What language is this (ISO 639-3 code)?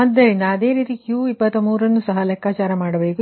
kan